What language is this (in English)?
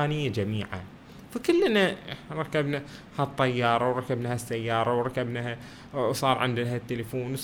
Arabic